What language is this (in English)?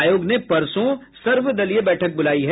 Hindi